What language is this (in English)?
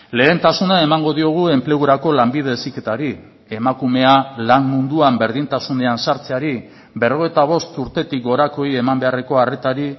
Basque